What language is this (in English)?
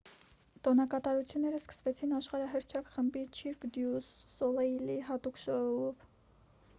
Armenian